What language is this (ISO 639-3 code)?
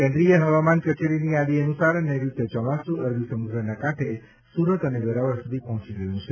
guj